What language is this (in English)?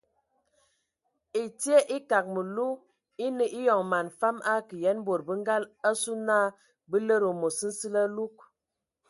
Ewondo